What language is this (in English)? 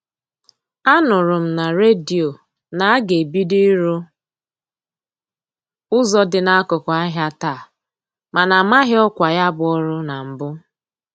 Igbo